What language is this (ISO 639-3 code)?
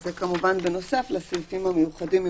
heb